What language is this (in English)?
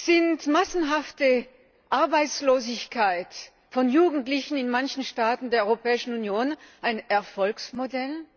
German